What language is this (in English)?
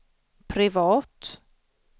Swedish